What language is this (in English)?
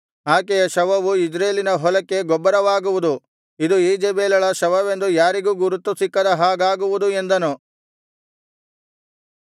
Kannada